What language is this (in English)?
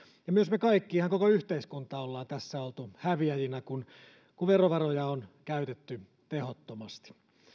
Finnish